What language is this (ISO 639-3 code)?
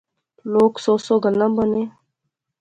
phr